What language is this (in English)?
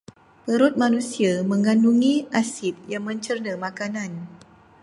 Malay